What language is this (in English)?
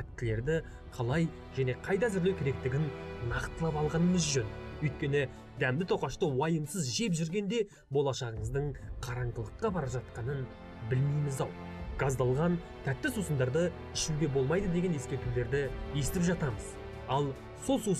Turkish